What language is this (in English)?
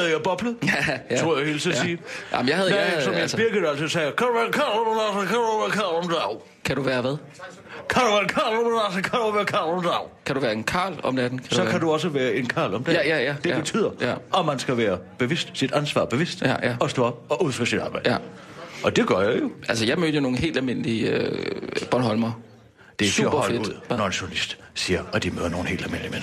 Danish